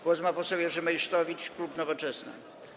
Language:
Polish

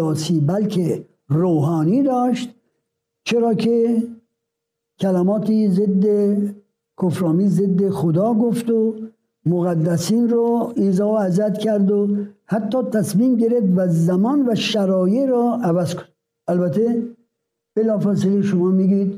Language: Persian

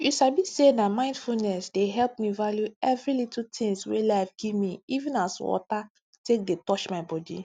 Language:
Nigerian Pidgin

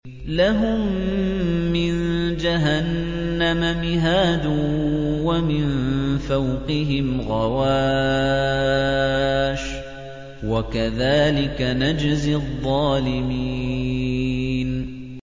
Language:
Arabic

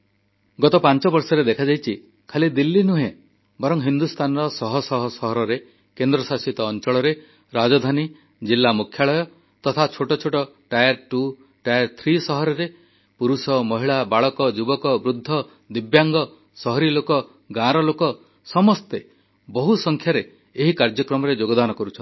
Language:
Odia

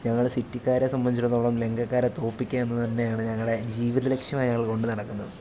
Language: Malayalam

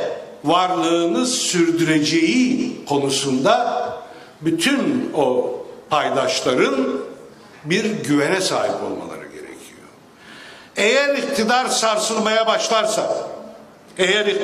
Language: Turkish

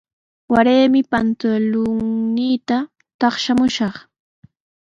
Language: Sihuas Ancash Quechua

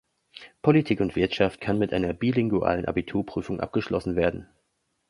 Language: German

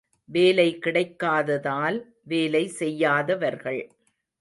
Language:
Tamil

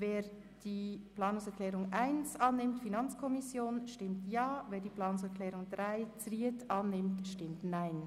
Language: Swiss German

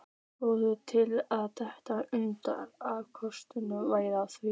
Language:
Icelandic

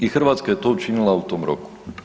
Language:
Croatian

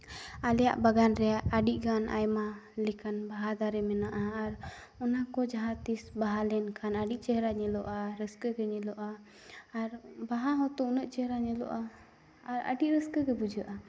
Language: Santali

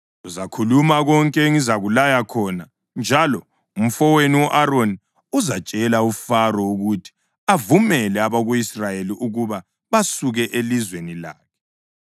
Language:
North Ndebele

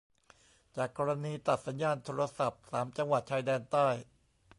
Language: Thai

